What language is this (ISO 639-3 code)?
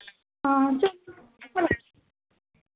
doi